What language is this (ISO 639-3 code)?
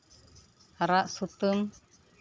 sat